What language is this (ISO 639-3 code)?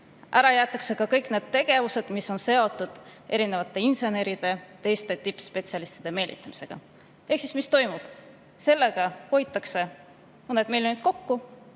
est